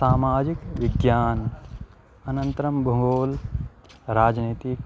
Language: Sanskrit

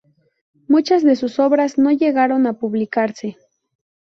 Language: Spanish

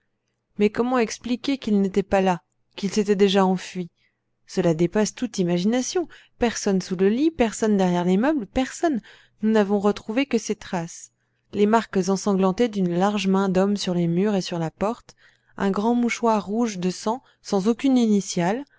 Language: French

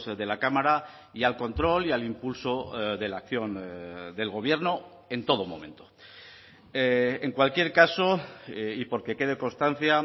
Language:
Spanish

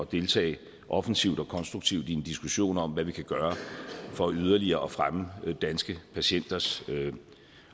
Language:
Danish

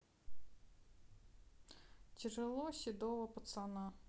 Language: Russian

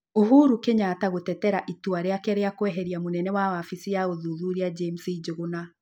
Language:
Kikuyu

